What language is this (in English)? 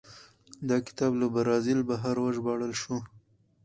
Pashto